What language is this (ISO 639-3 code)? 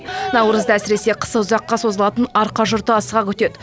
kaz